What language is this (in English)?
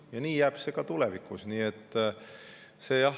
Estonian